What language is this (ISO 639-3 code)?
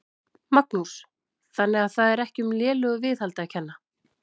isl